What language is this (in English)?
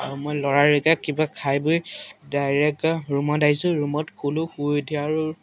Assamese